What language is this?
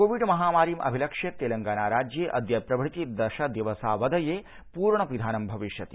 Sanskrit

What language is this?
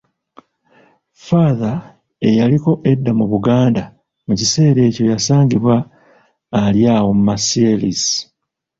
Ganda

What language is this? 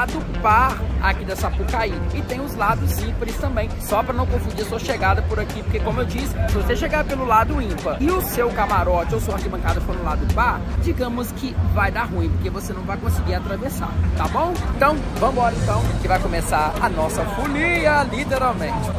Portuguese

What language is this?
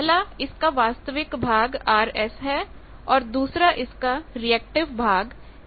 Hindi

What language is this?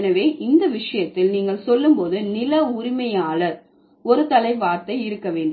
Tamil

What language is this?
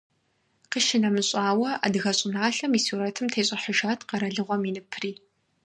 Kabardian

